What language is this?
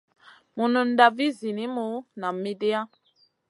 Masana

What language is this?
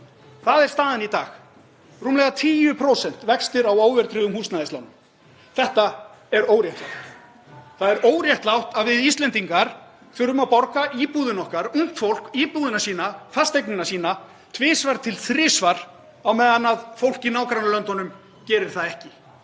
Icelandic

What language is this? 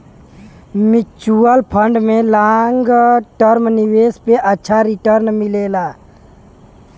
Bhojpuri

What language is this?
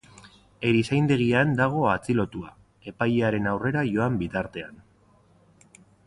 Basque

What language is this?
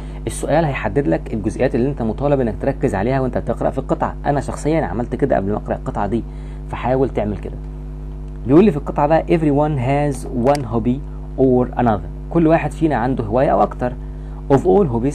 Arabic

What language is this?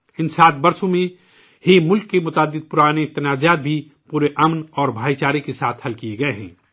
Urdu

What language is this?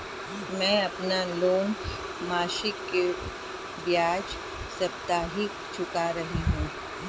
Hindi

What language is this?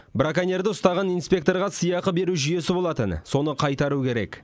Kazakh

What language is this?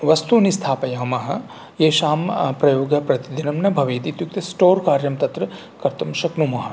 Sanskrit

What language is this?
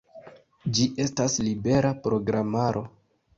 Esperanto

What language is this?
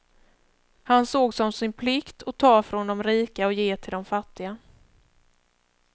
Swedish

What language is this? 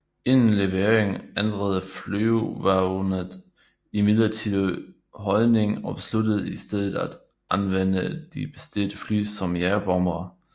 Danish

